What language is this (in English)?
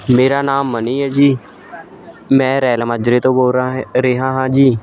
Punjabi